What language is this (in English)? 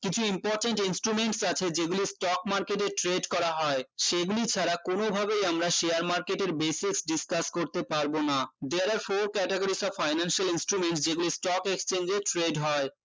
Bangla